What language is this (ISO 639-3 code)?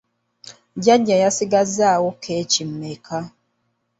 lug